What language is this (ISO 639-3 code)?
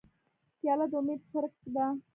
pus